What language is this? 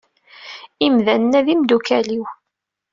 Kabyle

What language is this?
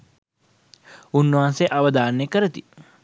Sinhala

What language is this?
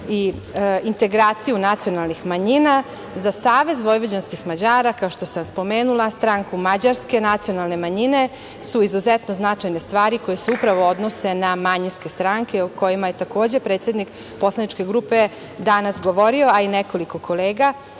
Serbian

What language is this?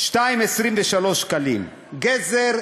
Hebrew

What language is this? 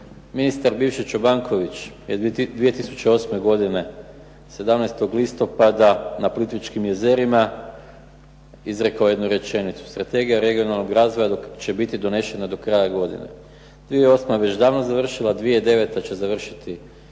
Croatian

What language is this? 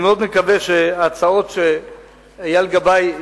Hebrew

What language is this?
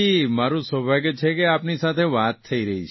Gujarati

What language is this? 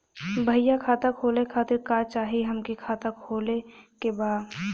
Bhojpuri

